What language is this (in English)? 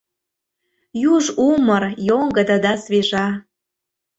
Mari